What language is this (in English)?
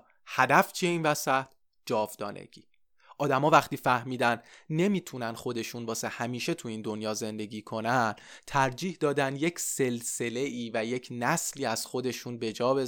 Persian